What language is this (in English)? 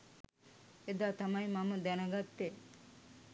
Sinhala